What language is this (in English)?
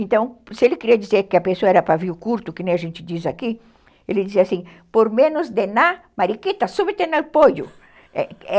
Portuguese